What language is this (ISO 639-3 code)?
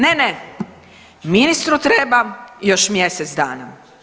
hrv